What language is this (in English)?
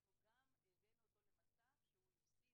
Hebrew